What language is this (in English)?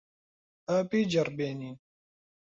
Central Kurdish